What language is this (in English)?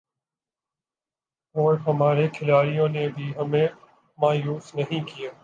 Urdu